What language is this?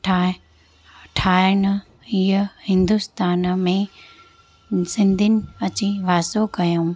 Sindhi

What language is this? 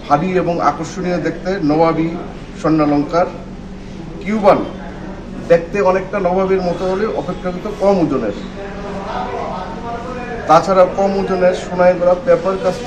Arabic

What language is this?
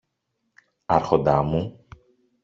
Greek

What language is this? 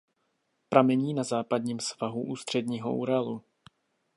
Czech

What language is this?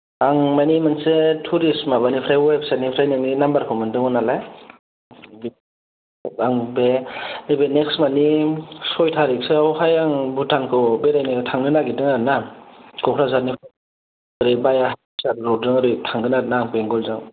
Bodo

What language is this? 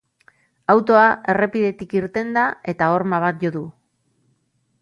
Basque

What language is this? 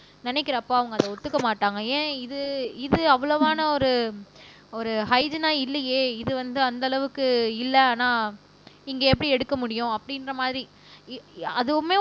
Tamil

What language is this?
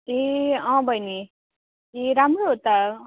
Nepali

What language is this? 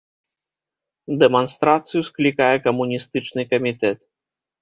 Belarusian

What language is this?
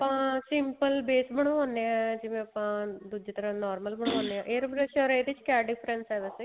Punjabi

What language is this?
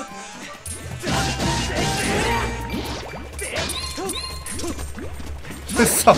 Japanese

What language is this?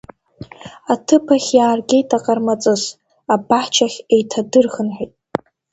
Abkhazian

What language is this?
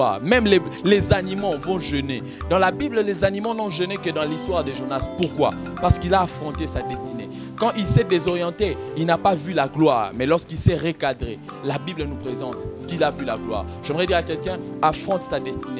French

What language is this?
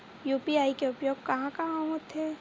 Chhattisgarhi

